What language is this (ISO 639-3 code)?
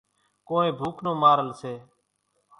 gjk